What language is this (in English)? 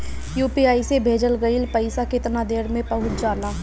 Bhojpuri